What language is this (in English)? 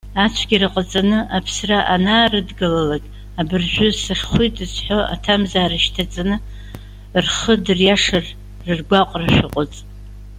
Abkhazian